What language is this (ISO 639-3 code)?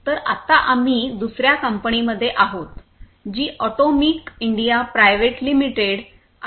mar